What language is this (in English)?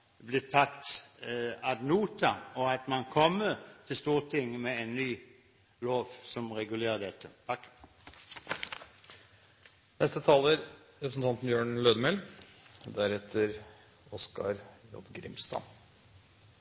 Norwegian Bokmål